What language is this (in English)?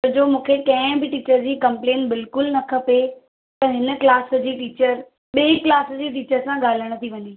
Sindhi